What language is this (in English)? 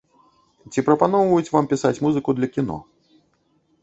Belarusian